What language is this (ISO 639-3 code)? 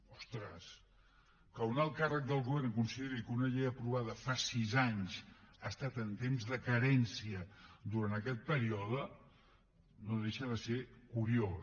cat